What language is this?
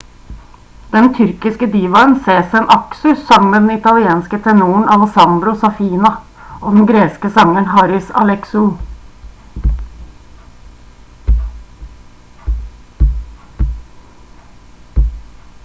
Norwegian Bokmål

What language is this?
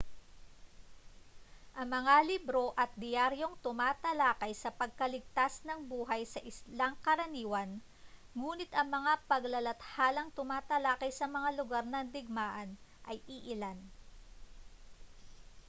Filipino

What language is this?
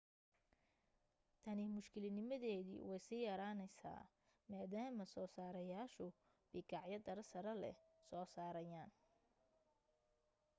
Somali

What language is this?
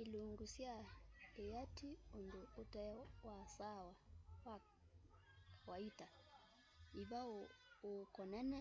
Kamba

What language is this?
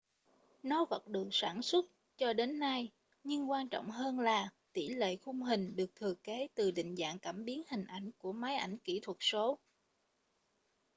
Vietnamese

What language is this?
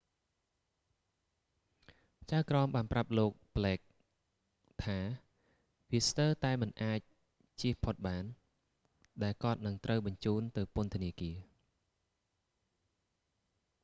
Khmer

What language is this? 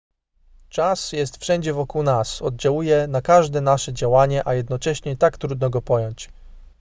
Polish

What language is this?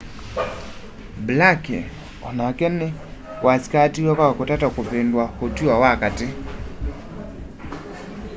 Kamba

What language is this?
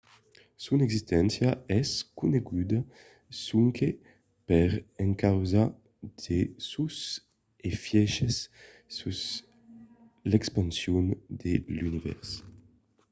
Occitan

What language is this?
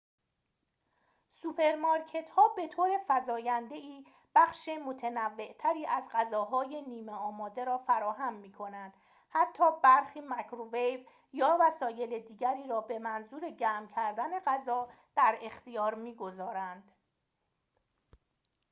Persian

